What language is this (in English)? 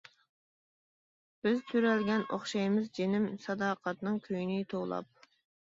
Uyghur